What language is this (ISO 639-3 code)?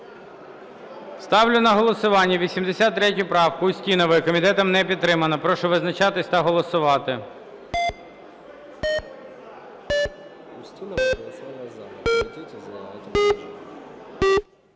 ukr